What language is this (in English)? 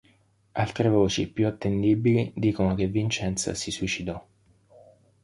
Italian